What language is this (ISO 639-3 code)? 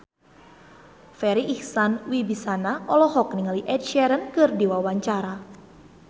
sun